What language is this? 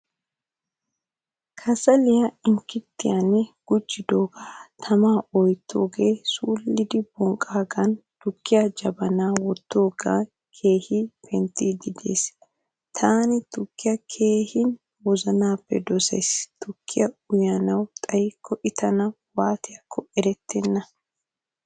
Wolaytta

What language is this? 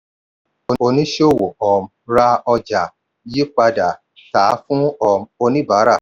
Yoruba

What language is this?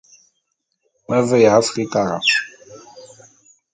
Bulu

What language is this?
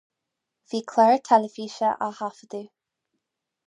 Irish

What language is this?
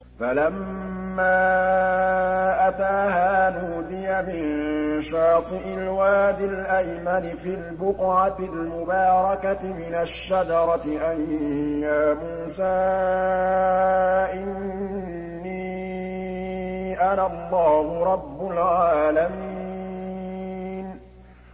Arabic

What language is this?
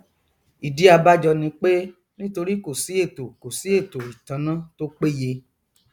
Yoruba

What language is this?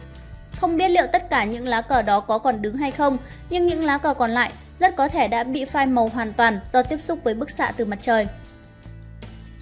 Vietnamese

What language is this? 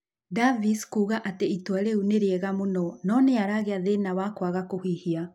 Kikuyu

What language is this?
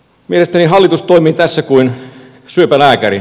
Finnish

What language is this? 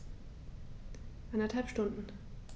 German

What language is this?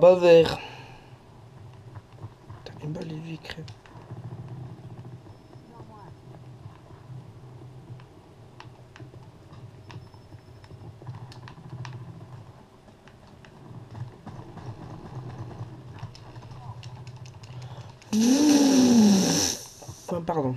French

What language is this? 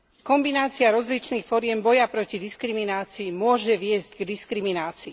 Slovak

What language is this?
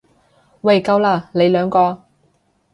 Cantonese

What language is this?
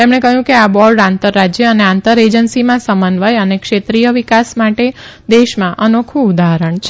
Gujarati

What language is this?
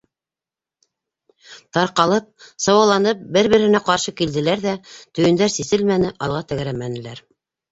Bashkir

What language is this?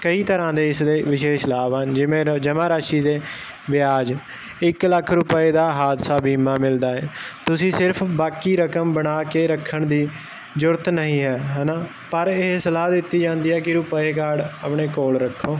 Punjabi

